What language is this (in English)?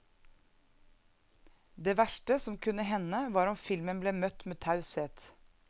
Norwegian